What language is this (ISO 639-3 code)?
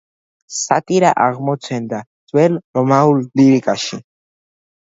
kat